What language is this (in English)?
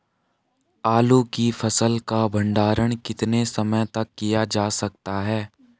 Hindi